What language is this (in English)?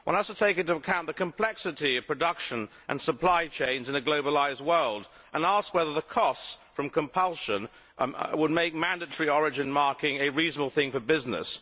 English